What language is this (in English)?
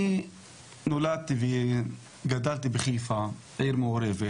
Hebrew